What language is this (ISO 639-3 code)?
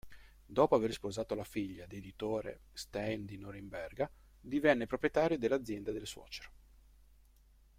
ita